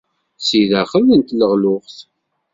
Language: Kabyle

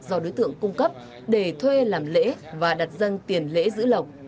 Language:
Vietnamese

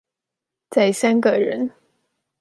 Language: Chinese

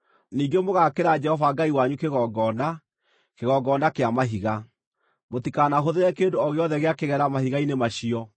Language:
Kikuyu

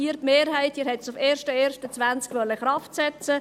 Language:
Swiss German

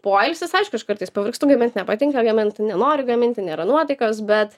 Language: Lithuanian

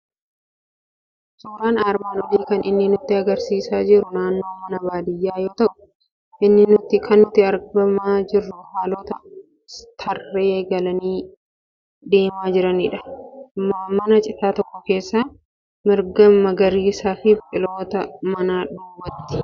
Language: Oromo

